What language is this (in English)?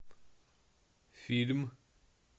Russian